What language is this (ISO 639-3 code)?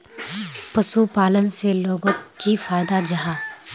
mag